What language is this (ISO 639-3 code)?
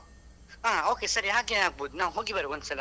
kan